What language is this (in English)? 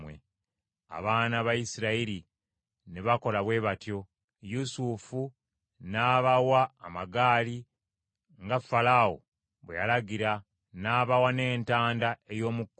Ganda